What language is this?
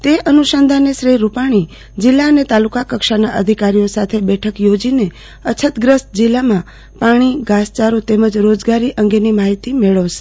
Gujarati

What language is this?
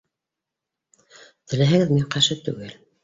Bashkir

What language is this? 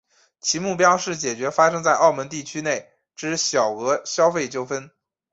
Chinese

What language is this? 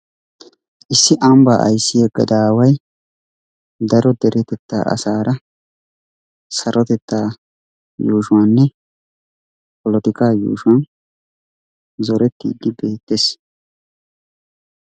Wolaytta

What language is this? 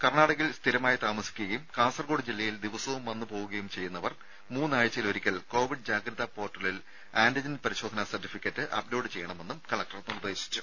Malayalam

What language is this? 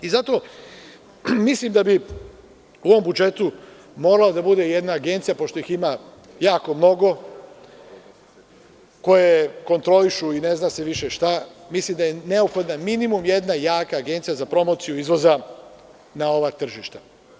Serbian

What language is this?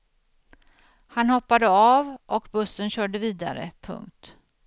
Swedish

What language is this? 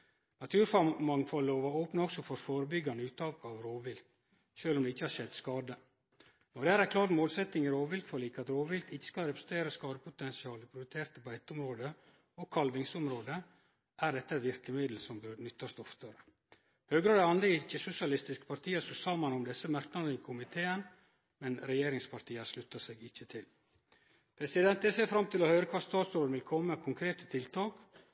Norwegian Nynorsk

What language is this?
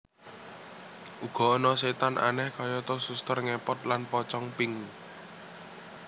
Javanese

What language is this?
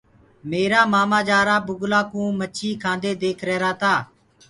Gurgula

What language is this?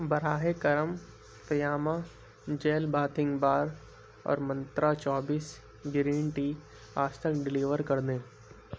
Urdu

